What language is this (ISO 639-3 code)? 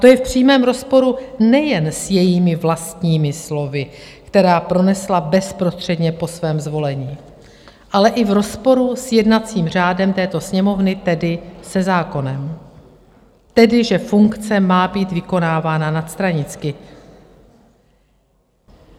ces